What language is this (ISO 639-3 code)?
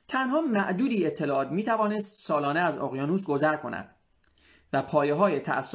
fas